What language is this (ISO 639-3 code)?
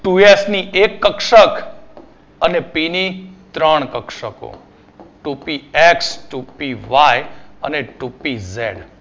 guj